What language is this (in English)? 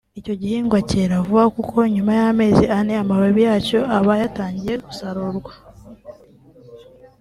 Kinyarwanda